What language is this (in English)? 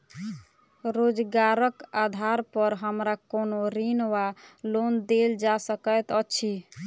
Maithili